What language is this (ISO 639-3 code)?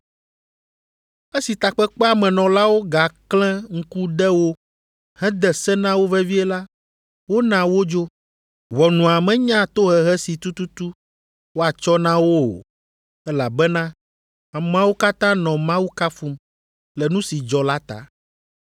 ewe